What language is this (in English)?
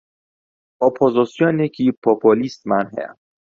Central Kurdish